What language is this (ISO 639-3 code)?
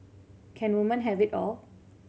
eng